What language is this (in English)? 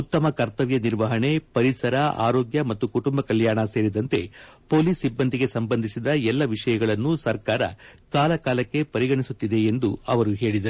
Kannada